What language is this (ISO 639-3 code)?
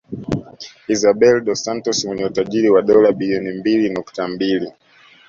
swa